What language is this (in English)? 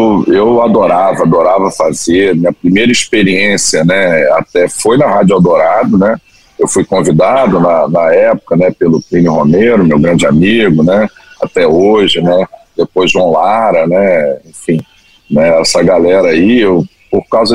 Portuguese